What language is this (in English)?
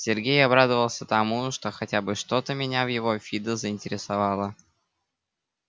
Russian